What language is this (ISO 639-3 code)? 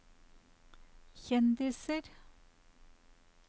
nor